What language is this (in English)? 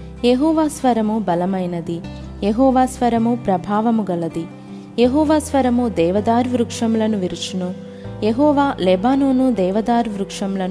Telugu